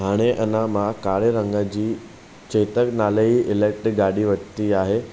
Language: Sindhi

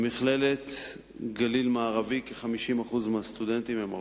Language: Hebrew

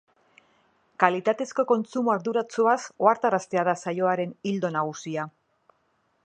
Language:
Basque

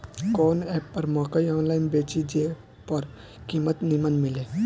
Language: Bhojpuri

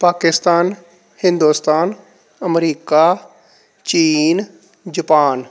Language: Punjabi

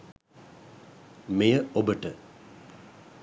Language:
Sinhala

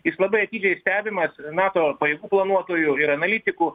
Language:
Lithuanian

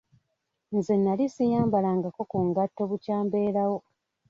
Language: Ganda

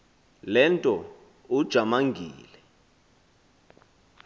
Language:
Xhosa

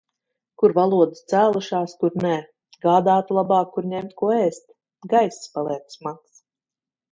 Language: Latvian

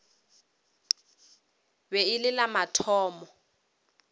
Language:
Northern Sotho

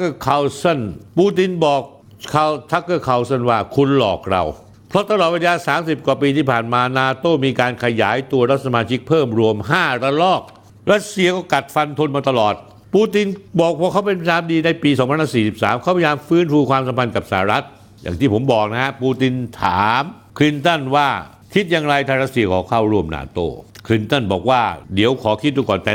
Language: Thai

